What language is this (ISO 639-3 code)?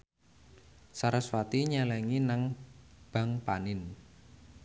jav